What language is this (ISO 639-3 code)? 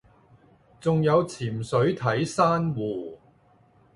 yue